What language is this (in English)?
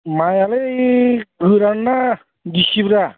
Bodo